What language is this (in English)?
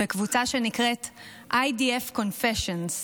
Hebrew